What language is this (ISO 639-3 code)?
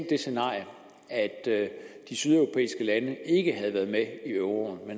dan